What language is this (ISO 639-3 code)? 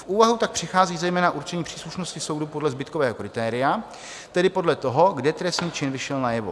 ces